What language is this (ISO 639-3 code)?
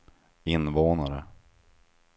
swe